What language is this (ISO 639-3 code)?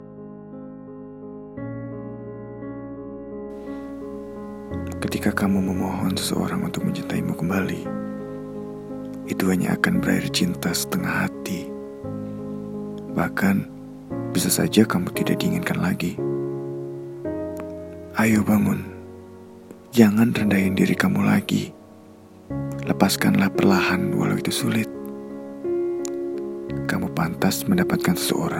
ind